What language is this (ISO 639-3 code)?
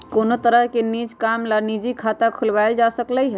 mag